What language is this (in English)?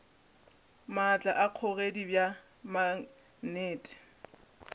Northern Sotho